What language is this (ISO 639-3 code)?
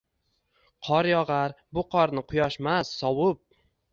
uzb